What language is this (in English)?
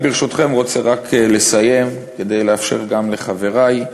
Hebrew